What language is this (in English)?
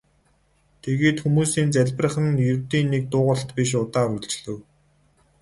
Mongolian